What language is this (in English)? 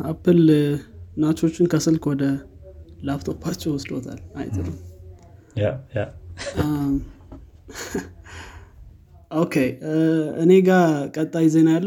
Amharic